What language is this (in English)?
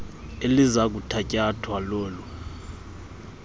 Xhosa